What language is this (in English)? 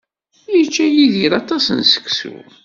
Kabyle